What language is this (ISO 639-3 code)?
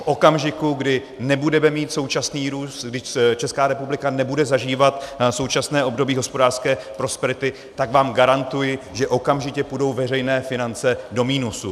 ces